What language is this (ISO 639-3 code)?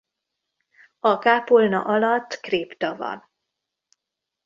hun